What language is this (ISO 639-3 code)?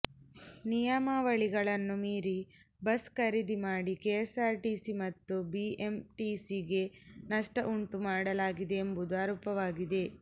kan